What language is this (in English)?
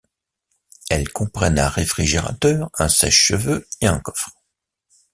French